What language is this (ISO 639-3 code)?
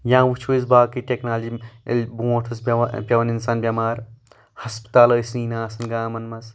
kas